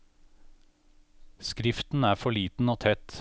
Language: Norwegian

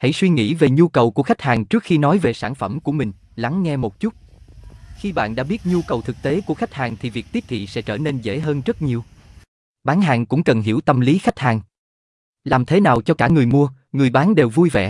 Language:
Vietnamese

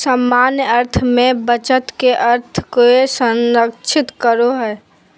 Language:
Magahi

